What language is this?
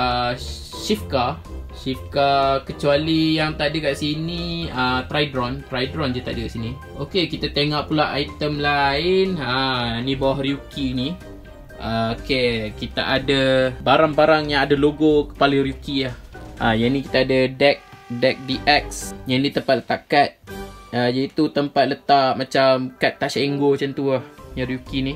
Malay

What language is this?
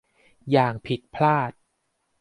Thai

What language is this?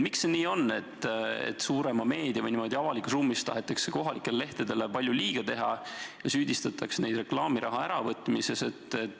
Estonian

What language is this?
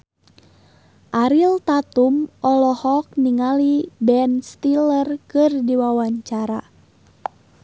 Sundanese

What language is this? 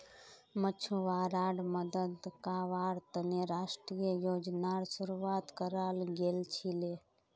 Magahi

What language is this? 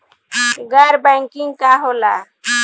Bhojpuri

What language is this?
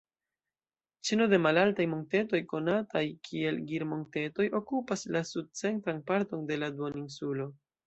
Esperanto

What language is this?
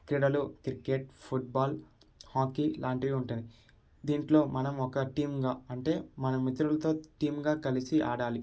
Telugu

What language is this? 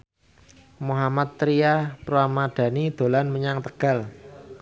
Javanese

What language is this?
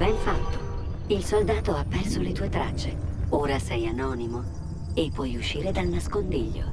Italian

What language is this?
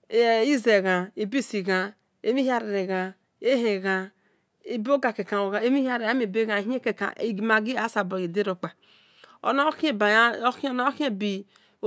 Esan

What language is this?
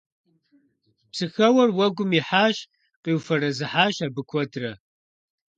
Kabardian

